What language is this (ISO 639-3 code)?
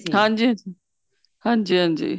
pan